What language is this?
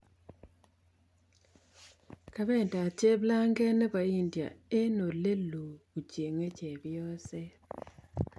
Kalenjin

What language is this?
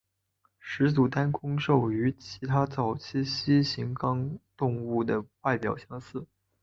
Chinese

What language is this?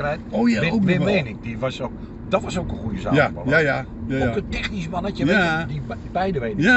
Dutch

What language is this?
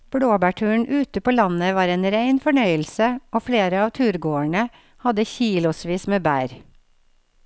Norwegian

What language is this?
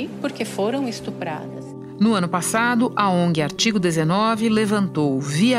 Portuguese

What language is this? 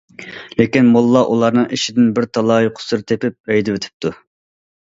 Uyghur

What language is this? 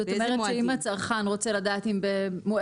Hebrew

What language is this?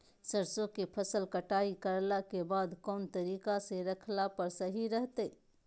Magahi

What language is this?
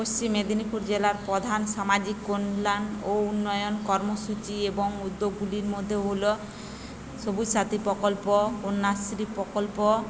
Bangla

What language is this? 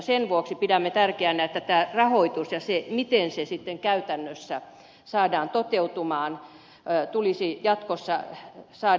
Finnish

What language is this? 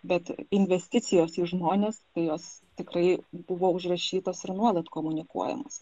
Lithuanian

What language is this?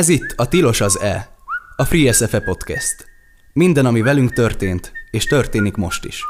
Hungarian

